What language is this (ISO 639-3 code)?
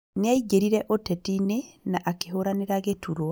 kik